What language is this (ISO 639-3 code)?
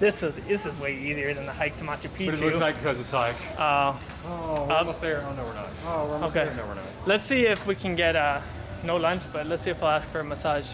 eng